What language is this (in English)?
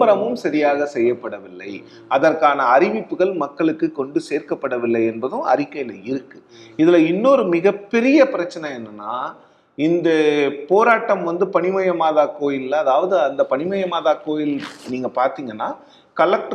Tamil